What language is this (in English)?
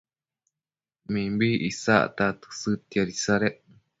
Matsés